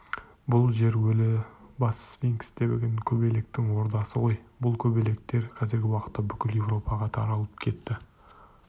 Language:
Kazakh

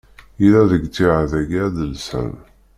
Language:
Kabyle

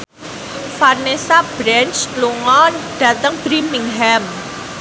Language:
Javanese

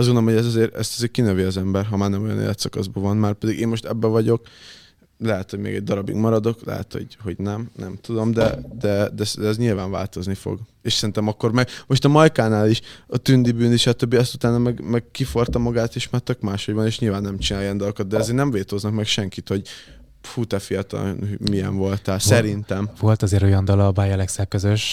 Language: Hungarian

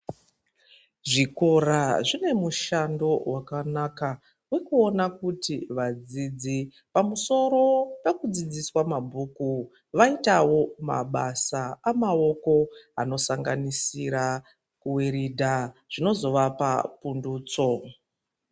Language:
Ndau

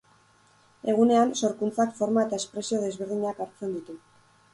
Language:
Basque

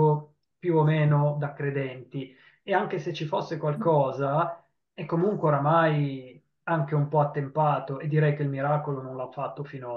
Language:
Italian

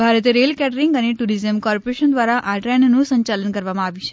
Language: Gujarati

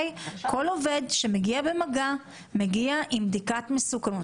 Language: Hebrew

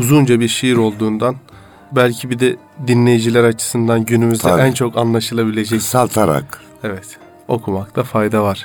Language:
Turkish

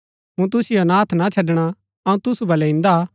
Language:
Gaddi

